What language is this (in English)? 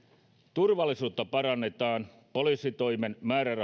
Finnish